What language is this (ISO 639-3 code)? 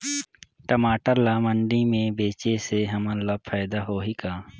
hne